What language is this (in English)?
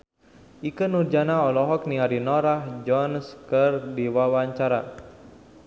Sundanese